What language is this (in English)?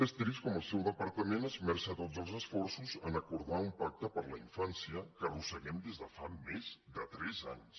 Catalan